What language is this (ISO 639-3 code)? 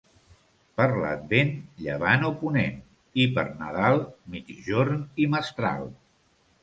cat